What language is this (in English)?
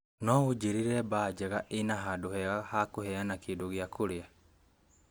Kikuyu